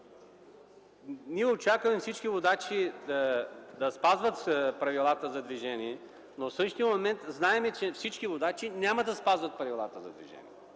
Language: Bulgarian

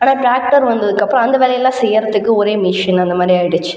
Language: Tamil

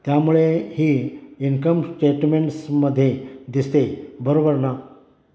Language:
Marathi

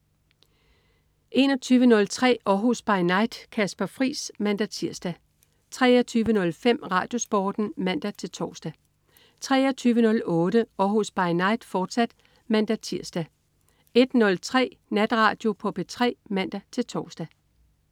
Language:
Danish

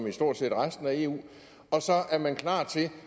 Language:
Danish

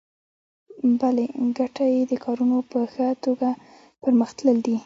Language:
Pashto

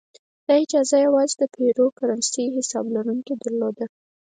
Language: Pashto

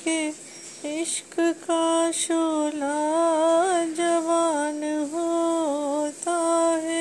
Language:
Hindi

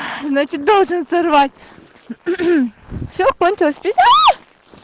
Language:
Russian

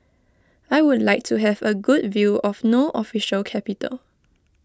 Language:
English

